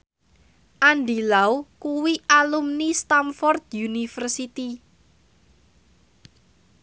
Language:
Javanese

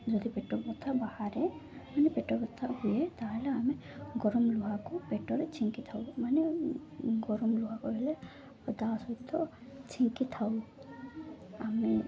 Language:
Odia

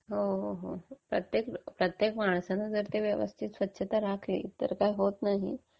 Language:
Marathi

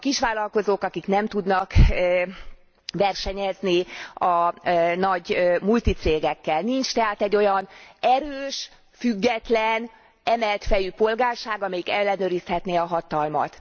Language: Hungarian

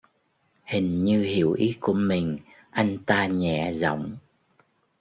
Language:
Vietnamese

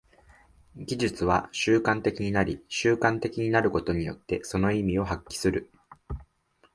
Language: Japanese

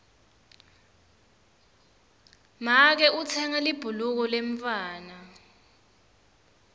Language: Swati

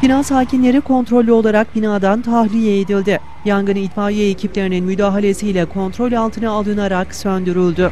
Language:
Turkish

